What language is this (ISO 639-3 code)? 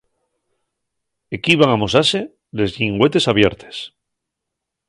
ast